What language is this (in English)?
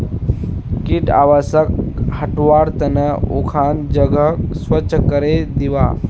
Magahi